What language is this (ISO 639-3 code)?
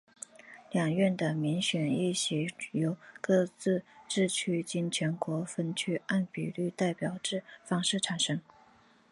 zho